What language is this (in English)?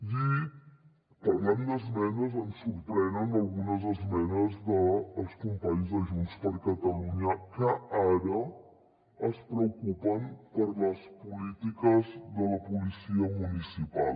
Catalan